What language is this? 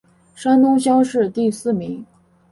Chinese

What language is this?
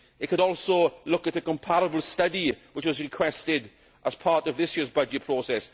English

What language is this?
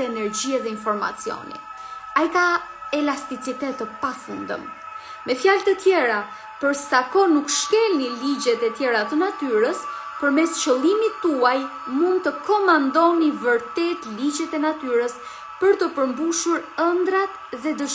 Romanian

